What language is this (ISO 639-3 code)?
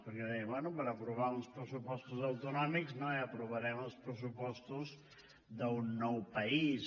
cat